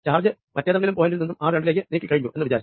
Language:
Malayalam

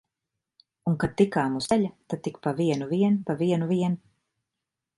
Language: Latvian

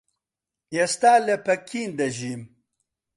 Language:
Central Kurdish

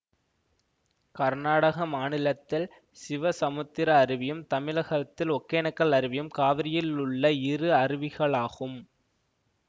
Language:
Tamil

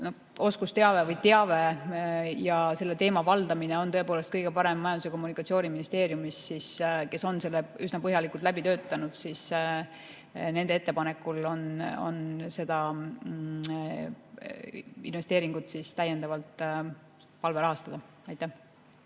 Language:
Estonian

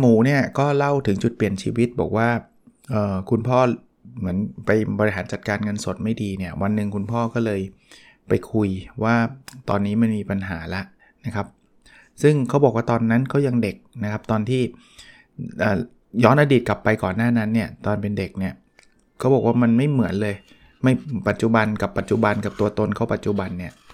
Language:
Thai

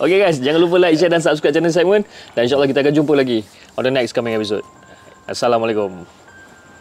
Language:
Malay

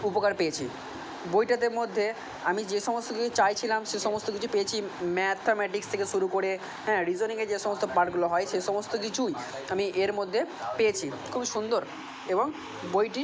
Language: Bangla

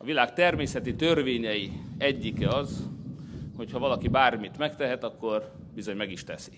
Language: Hungarian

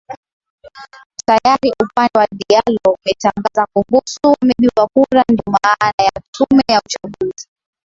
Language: Swahili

